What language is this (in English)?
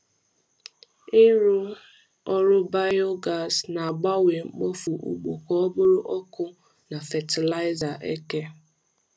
Igbo